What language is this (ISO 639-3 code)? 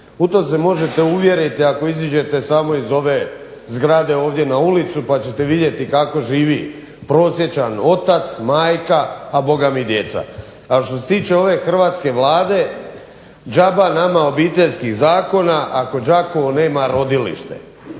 hrv